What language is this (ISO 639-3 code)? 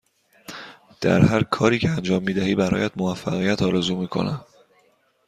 fas